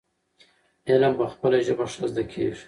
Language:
Pashto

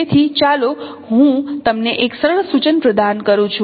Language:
Gujarati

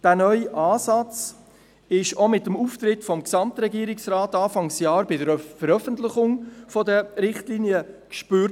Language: Swiss German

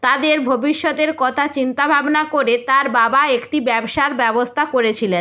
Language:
Bangla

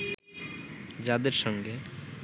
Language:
Bangla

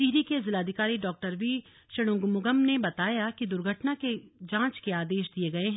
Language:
Hindi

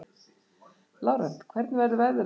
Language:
Icelandic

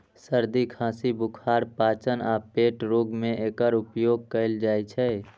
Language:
Maithili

